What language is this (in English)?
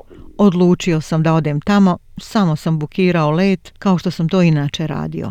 Croatian